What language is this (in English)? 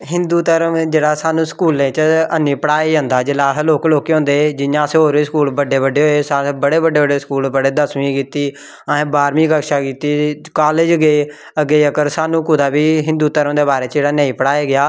Dogri